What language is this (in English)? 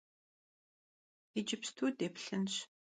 Kabardian